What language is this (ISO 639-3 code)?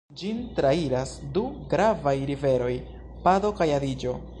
epo